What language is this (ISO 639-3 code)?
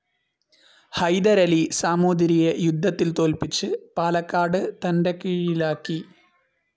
mal